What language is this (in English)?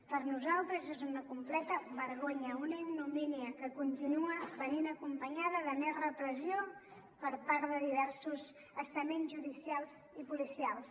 Catalan